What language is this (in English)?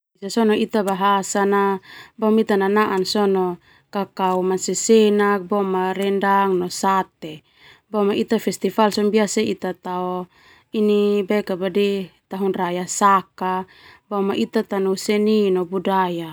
Termanu